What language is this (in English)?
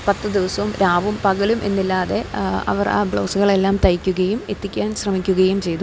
Malayalam